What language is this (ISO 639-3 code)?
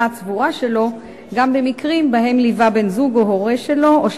heb